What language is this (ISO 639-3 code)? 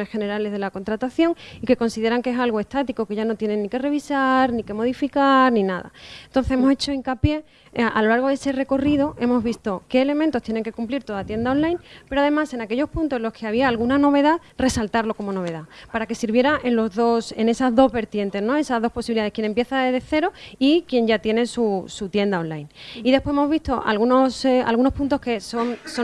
spa